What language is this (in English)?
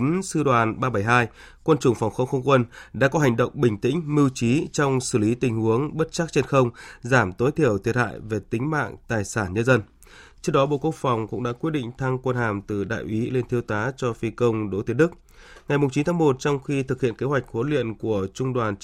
Vietnamese